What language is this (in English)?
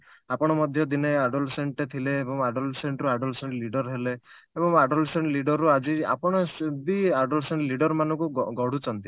Odia